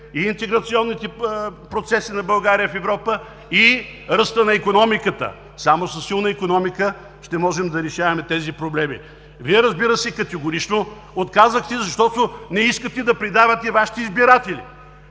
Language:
Bulgarian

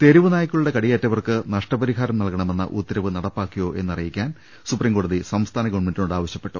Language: Malayalam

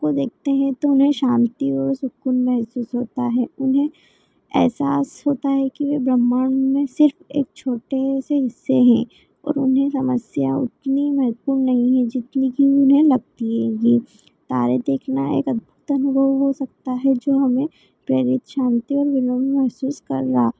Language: Hindi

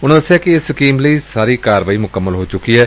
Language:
Punjabi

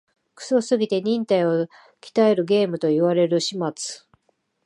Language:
Japanese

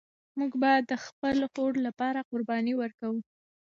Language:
Pashto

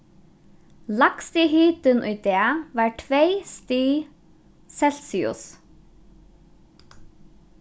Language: Faroese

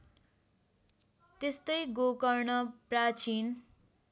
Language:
Nepali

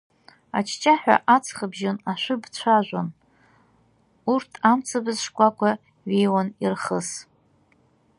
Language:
Abkhazian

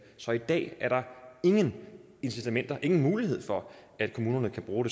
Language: Danish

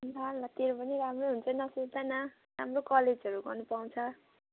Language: Nepali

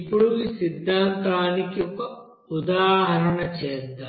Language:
Telugu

